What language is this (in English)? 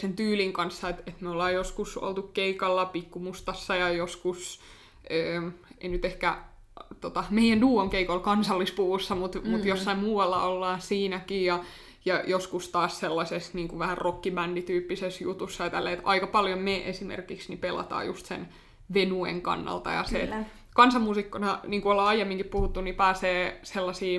Finnish